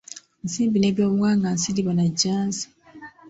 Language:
Ganda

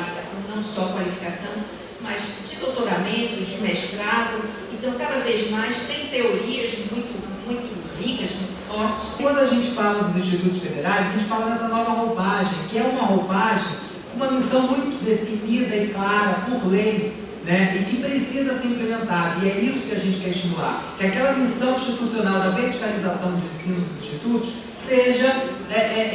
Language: Portuguese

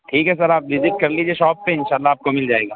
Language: Urdu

